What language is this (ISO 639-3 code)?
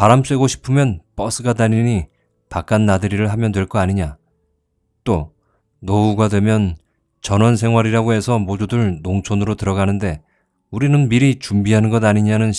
kor